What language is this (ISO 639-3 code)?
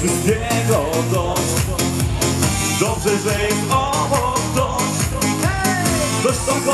pol